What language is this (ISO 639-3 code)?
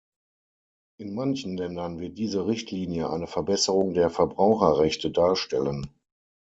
deu